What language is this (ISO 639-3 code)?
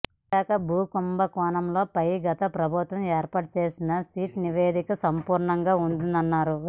tel